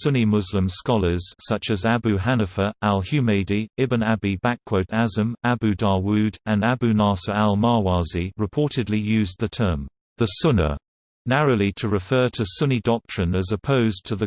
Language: English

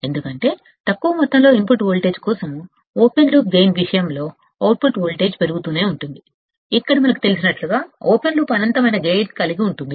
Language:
Telugu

